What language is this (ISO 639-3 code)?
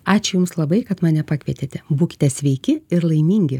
lit